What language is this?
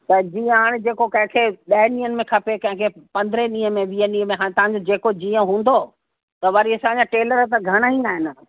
Sindhi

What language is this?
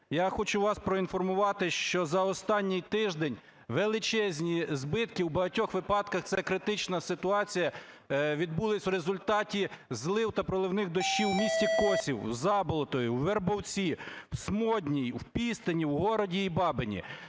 Ukrainian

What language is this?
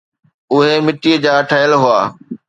Sindhi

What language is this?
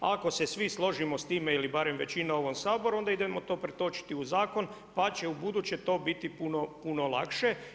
Croatian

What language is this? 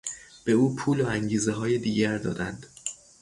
Persian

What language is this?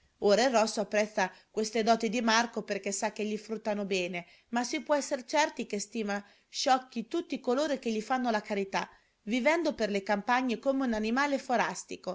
Italian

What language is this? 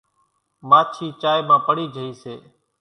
Kachi Koli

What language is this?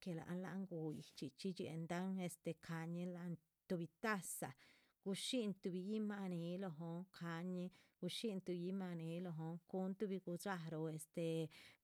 Chichicapan Zapotec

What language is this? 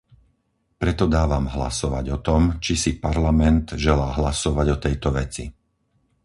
Slovak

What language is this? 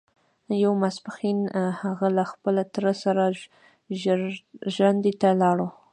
Pashto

